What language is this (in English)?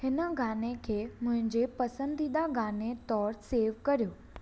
Sindhi